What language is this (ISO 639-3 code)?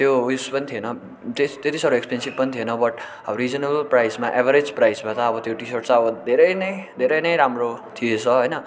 nep